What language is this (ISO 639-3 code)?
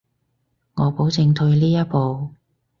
yue